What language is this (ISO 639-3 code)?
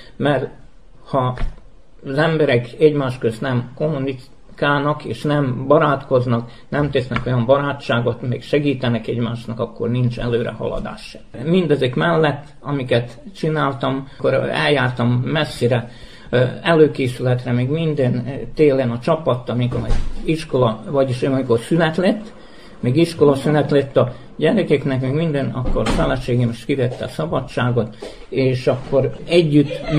hun